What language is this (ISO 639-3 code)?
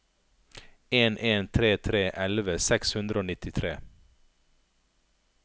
nor